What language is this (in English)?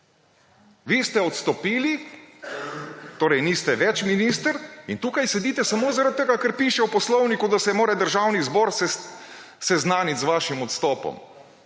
Slovenian